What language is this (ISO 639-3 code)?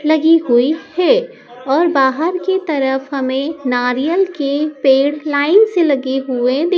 hin